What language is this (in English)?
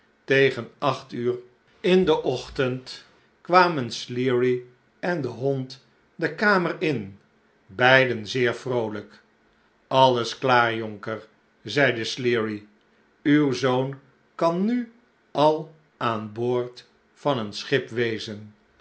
Dutch